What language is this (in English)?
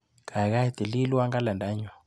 Kalenjin